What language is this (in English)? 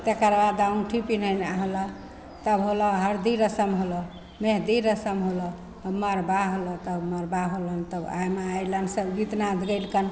Maithili